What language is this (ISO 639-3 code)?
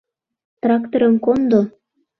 chm